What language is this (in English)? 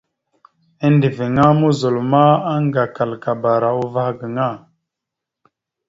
Mada (Cameroon)